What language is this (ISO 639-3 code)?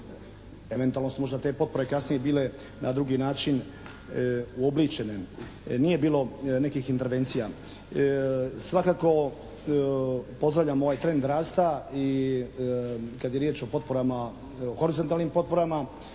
hrv